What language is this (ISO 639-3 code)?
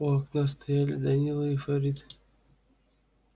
rus